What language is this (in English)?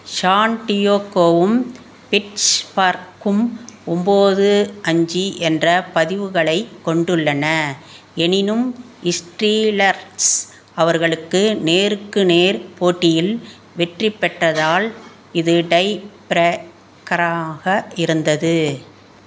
Tamil